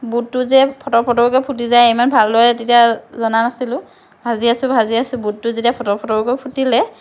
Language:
Assamese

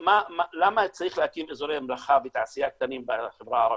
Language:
Hebrew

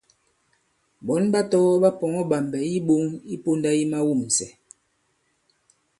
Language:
Bankon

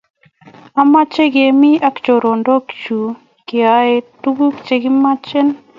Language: Kalenjin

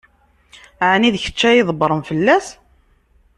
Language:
Kabyle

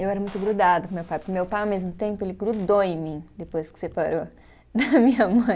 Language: Portuguese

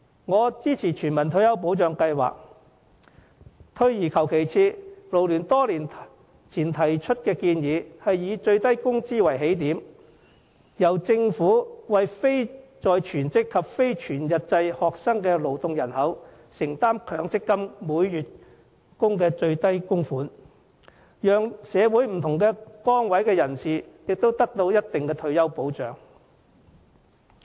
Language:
Cantonese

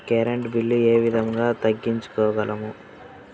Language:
Telugu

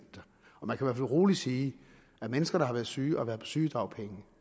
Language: Danish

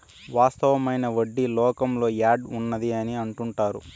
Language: Telugu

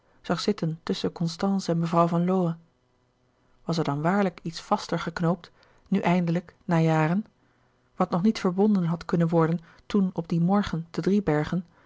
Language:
Dutch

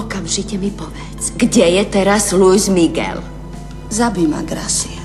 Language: Czech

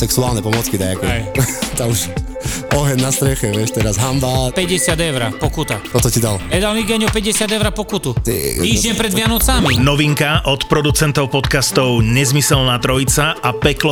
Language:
Slovak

